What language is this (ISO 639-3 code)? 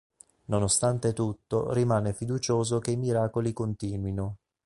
ita